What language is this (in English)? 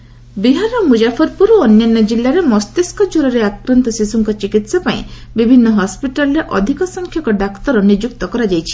Odia